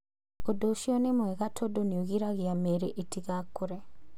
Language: Kikuyu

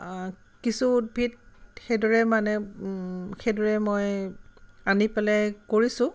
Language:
Assamese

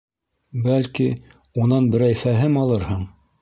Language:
Bashkir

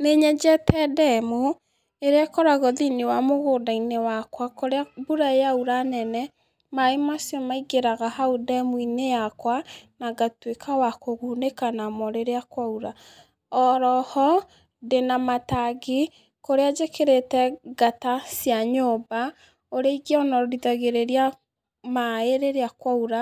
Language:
Kikuyu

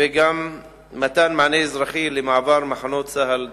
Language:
Hebrew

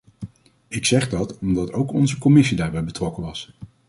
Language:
Dutch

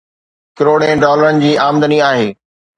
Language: Sindhi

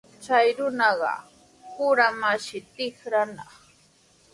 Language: Sihuas Ancash Quechua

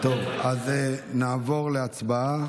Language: Hebrew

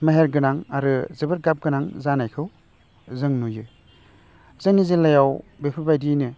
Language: Bodo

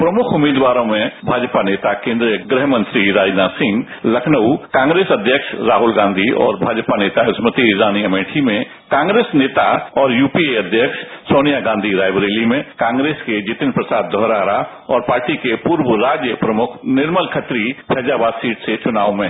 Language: Hindi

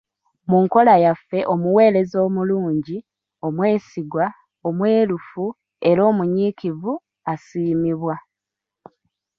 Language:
Ganda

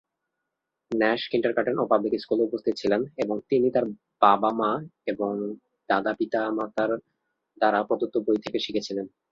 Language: Bangla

